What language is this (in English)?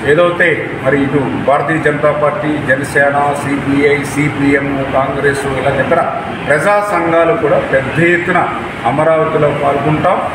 Hindi